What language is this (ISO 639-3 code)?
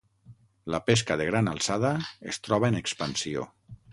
cat